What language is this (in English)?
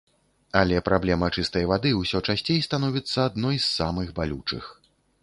Belarusian